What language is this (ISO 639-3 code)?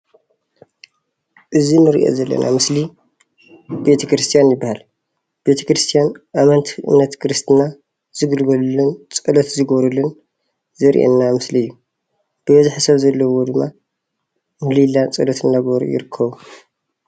tir